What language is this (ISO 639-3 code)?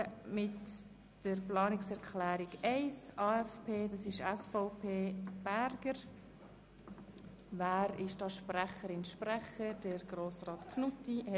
gsw